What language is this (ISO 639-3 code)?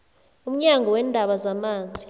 nbl